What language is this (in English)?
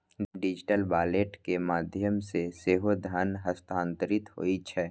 Maithili